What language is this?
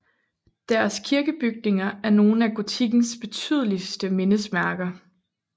Danish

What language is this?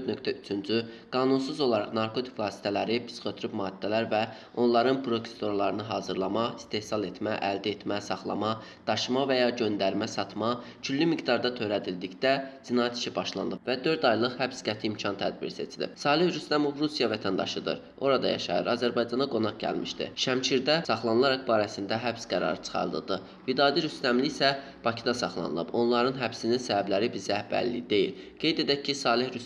Azerbaijani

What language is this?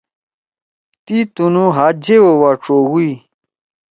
Torwali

